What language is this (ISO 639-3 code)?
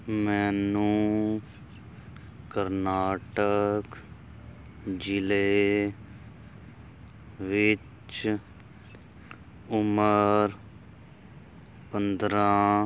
pan